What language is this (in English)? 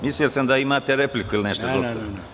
Serbian